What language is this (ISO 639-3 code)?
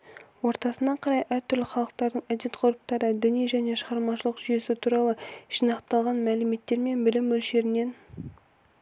kaz